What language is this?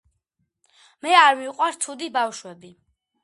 Georgian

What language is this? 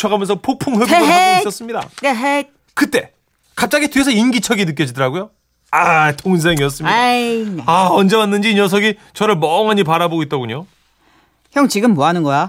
Korean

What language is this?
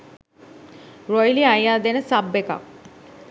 Sinhala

